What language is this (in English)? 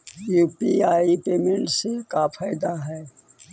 Magahi